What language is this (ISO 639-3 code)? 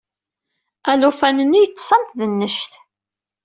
kab